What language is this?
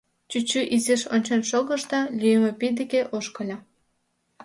Mari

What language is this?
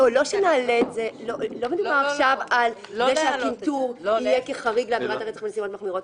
Hebrew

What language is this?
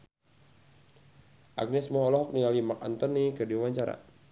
Sundanese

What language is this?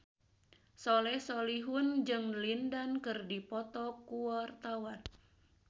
Sundanese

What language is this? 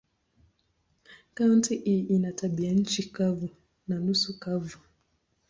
Swahili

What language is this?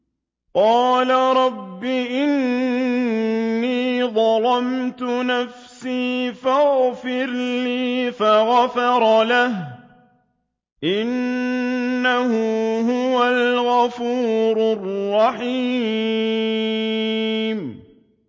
Arabic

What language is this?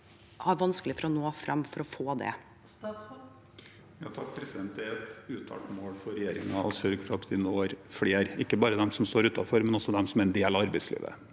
Norwegian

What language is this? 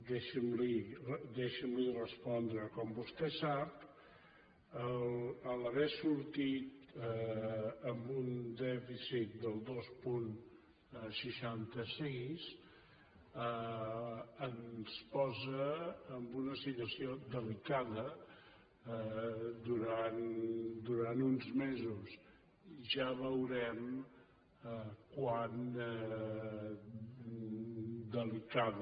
Catalan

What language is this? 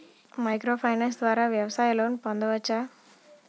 Telugu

